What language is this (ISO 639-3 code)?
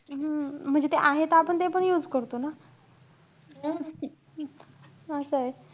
mar